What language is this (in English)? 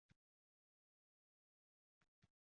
Uzbek